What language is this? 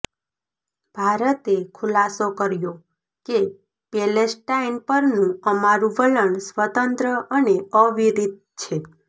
Gujarati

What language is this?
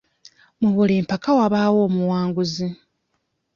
Ganda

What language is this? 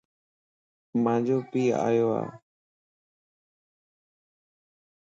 Lasi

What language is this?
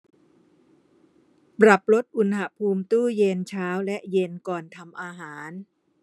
Thai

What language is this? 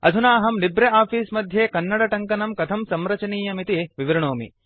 Sanskrit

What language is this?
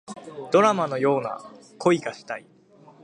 Japanese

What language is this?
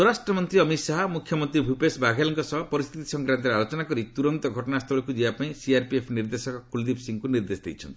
Odia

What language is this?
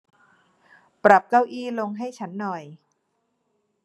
Thai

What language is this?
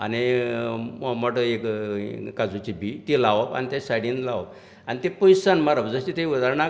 Konkani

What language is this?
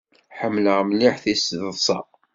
Kabyle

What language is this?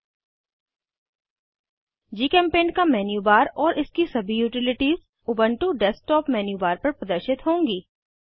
Hindi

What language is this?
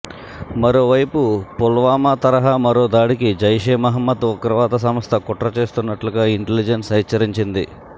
Telugu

